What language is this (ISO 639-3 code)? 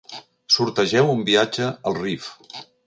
cat